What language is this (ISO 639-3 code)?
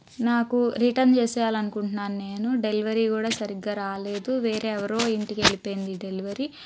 tel